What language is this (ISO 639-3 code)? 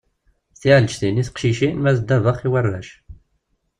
kab